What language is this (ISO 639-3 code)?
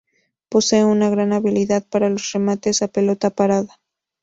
spa